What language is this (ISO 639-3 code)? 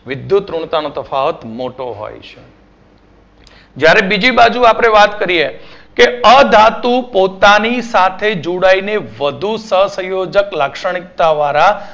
guj